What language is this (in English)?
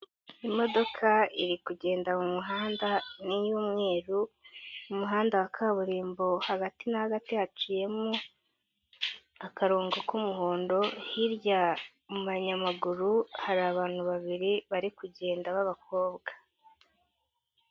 Kinyarwanda